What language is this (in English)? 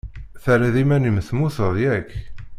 Kabyle